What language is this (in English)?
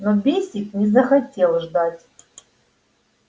Russian